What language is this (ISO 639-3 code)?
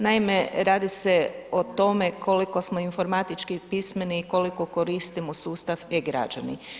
hrv